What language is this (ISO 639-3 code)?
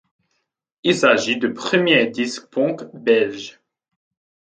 fra